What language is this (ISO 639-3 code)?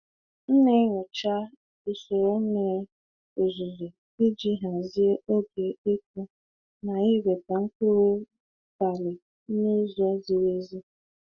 ibo